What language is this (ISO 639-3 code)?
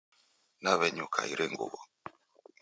dav